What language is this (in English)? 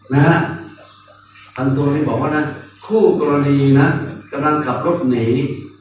Thai